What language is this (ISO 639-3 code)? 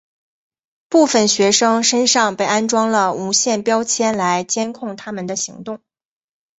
zho